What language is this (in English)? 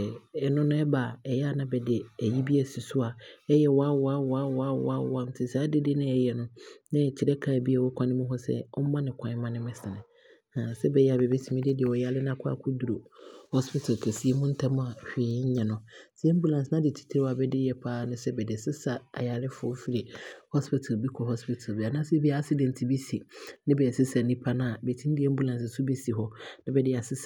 Abron